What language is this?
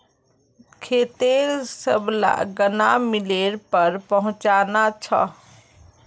Magahi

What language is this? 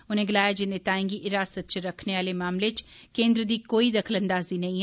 Dogri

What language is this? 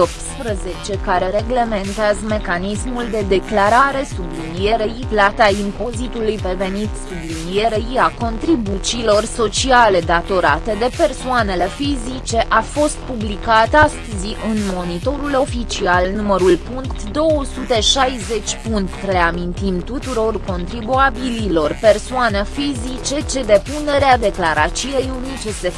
Romanian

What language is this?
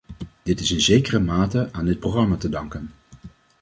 Dutch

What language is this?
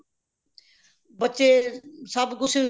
Punjabi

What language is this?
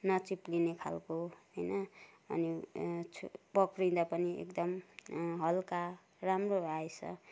Nepali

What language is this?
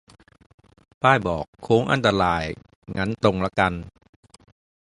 Thai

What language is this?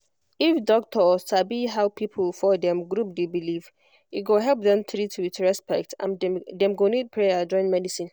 Nigerian Pidgin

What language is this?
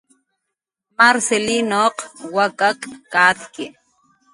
Jaqaru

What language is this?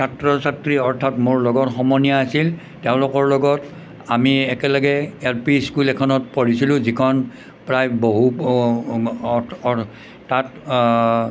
Assamese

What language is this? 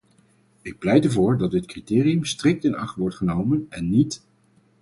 Dutch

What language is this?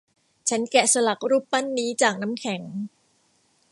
Thai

